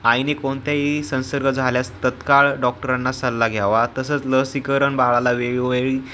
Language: Marathi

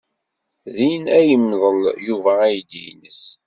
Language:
Kabyle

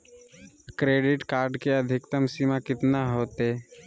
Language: Magahi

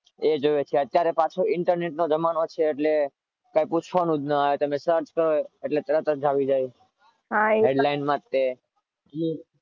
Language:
Gujarati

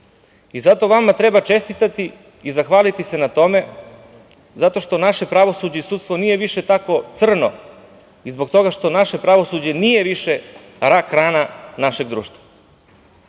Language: Serbian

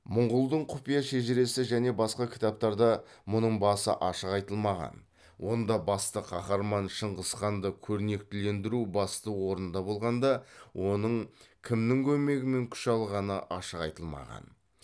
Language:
Kazakh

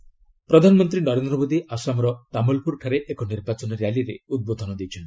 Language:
Odia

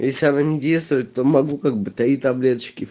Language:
Russian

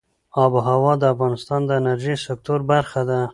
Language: Pashto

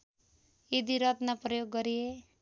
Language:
Nepali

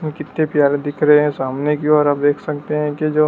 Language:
Hindi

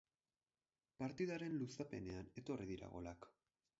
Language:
Basque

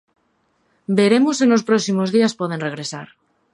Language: Galician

